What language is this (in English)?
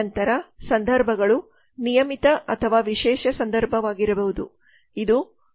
Kannada